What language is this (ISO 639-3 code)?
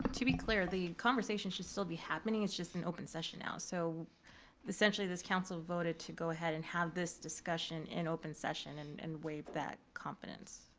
eng